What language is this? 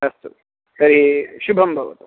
Sanskrit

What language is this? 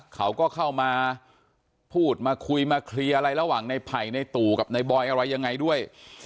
Thai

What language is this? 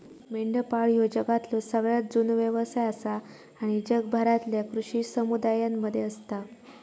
Marathi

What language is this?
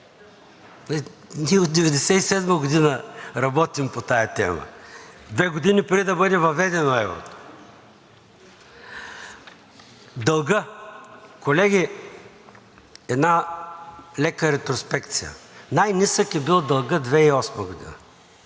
Bulgarian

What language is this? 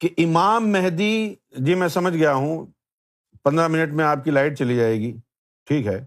Urdu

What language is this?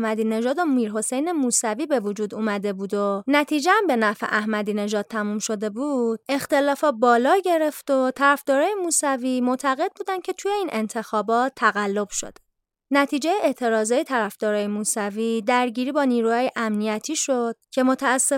Persian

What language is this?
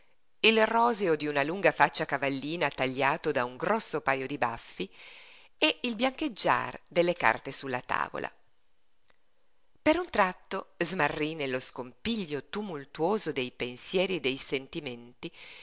Italian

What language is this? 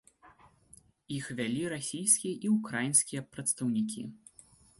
Belarusian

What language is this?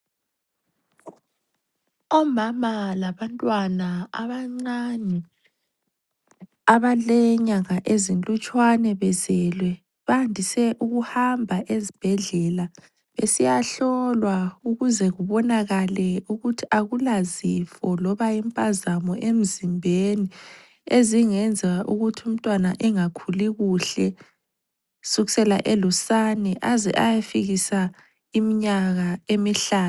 North Ndebele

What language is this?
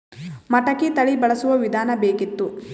Kannada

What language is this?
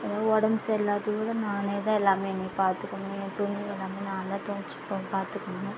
Tamil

